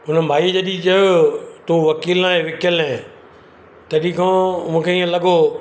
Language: Sindhi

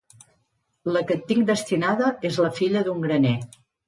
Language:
Catalan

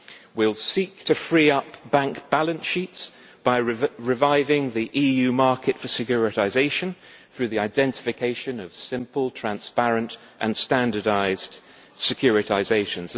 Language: English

